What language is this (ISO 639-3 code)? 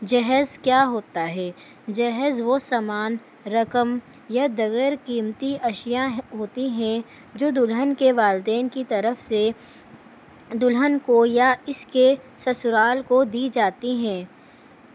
urd